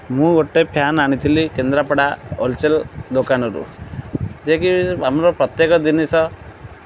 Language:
Odia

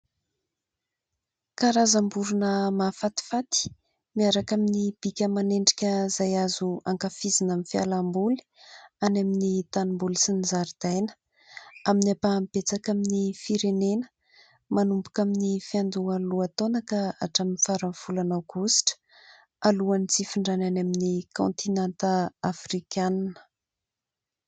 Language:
Malagasy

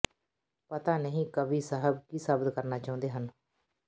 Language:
Punjabi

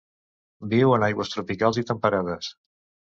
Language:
Catalan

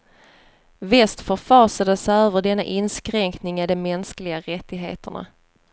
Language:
Swedish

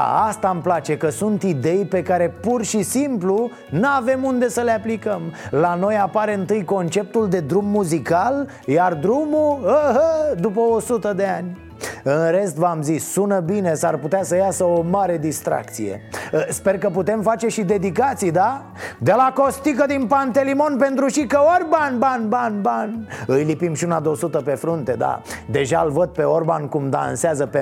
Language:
Romanian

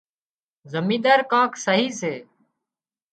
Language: Wadiyara Koli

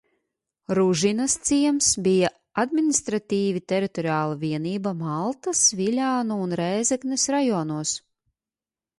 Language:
Latvian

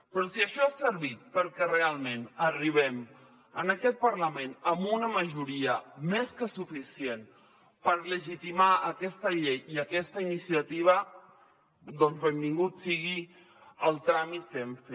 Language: Catalan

